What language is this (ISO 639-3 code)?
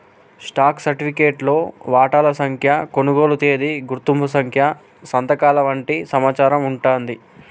tel